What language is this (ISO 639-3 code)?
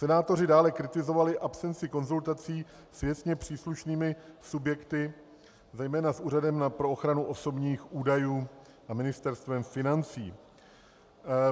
ces